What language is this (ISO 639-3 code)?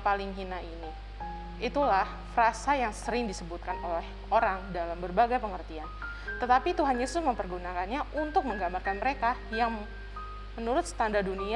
ind